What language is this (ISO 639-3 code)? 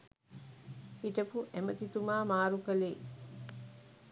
sin